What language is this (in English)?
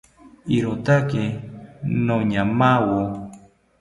South Ucayali Ashéninka